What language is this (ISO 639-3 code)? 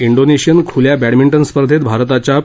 mar